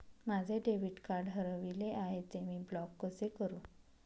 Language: Marathi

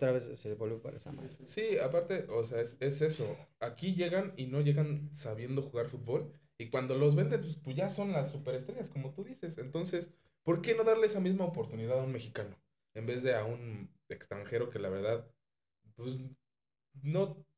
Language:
Spanish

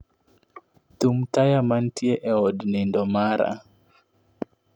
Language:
Luo (Kenya and Tanzania)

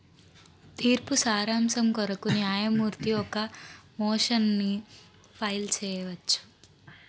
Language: Telugu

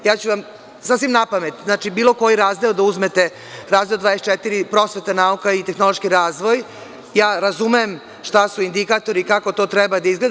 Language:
Serbian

